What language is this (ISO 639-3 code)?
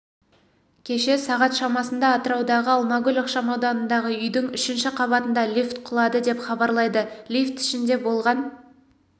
kaz